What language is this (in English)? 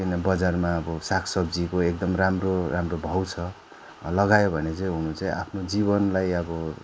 Nepali